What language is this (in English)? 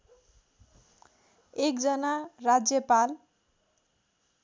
Nepali